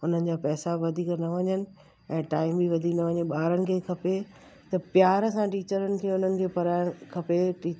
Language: Sindhi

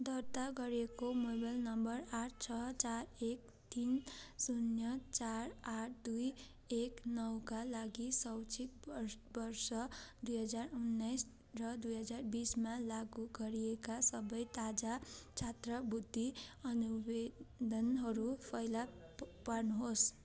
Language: Nepali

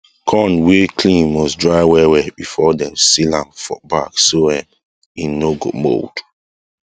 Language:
Nigerian Pidgin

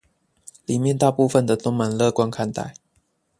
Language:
Chinese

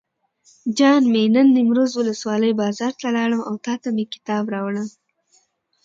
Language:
Pashto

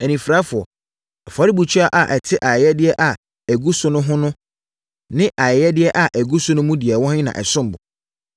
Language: Akan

